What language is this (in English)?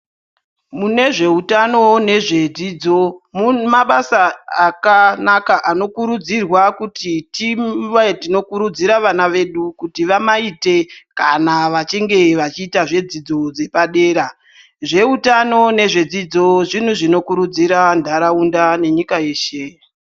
Ndau